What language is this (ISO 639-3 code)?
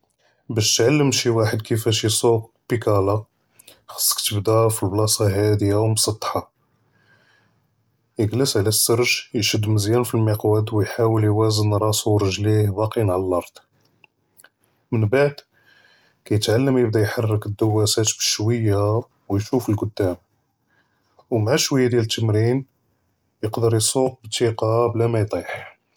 jrb